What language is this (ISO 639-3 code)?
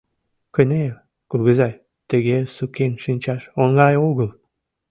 chm